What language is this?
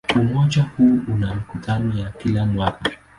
Swahili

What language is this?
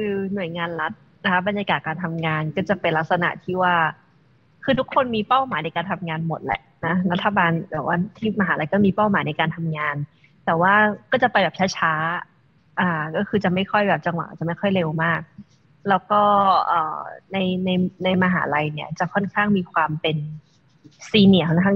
Thai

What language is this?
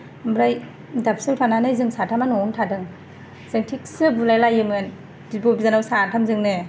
Bodo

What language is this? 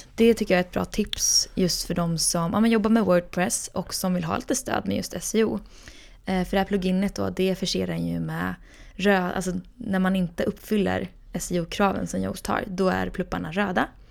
Swedish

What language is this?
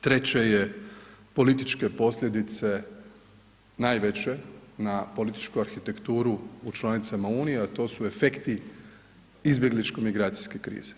Croatian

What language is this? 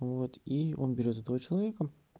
Russian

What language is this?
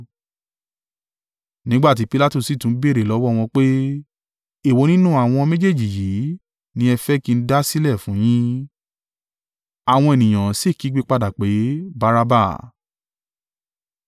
Yoruba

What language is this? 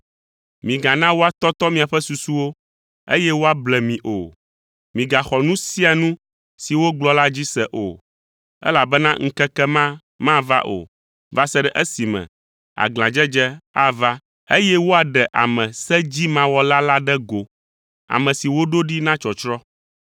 Ewe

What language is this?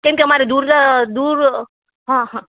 Gujarati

